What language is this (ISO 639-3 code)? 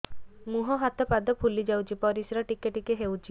ori